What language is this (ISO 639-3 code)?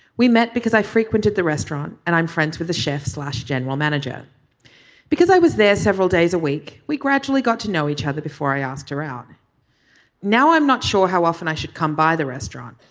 eng